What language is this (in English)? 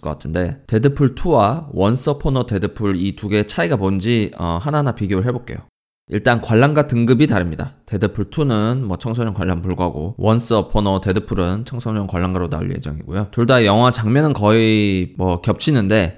Korean